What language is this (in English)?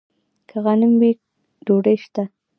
Pashto